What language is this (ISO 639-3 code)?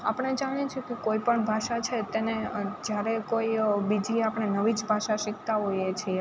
guj